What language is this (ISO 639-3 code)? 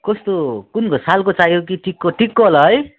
nep